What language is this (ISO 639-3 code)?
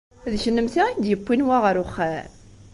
kab